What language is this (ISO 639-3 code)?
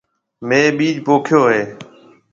mve